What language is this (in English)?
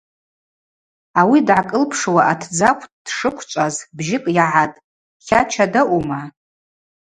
Abaza